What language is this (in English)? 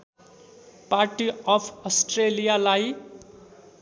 Nepali